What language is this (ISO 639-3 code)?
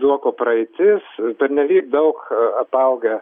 lit